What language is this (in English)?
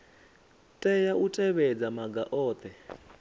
Venda